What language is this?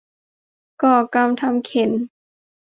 Thai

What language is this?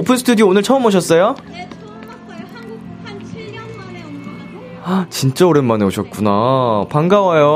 Korean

